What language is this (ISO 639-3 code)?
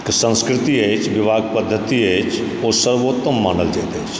mai